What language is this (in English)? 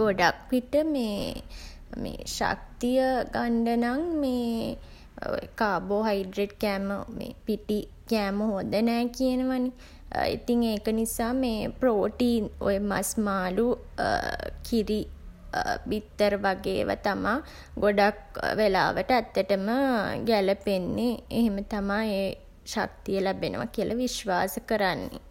Sinhala